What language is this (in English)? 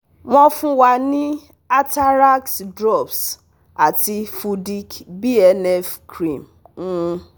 Yoruba